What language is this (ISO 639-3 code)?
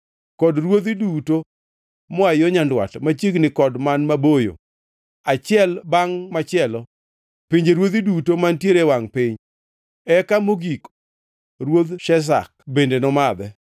luo